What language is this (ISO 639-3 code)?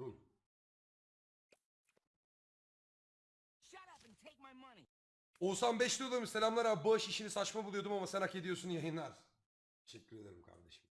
tur